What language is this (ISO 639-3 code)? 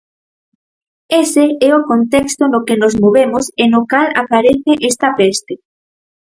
glg